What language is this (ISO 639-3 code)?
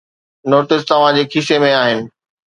snd